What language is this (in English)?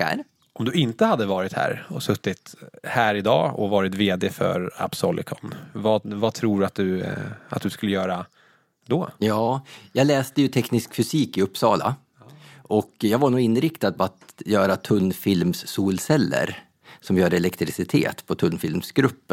Swedish